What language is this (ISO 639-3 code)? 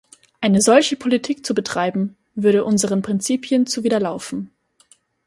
deu